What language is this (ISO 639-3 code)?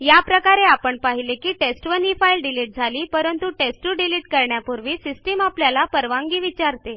mar